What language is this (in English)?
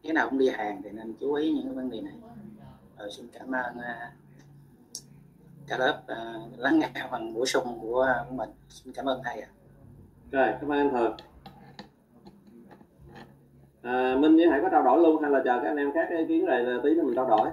Vietnamese